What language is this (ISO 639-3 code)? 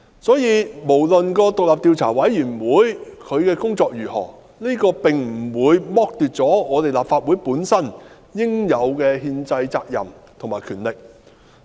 yue